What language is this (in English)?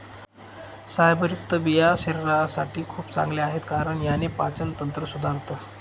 Marathi